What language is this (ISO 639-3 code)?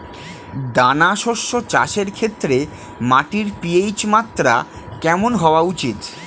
ben